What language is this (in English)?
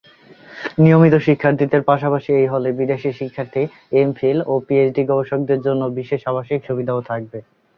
Bangla